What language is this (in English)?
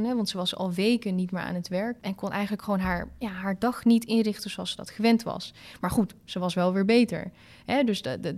Dutch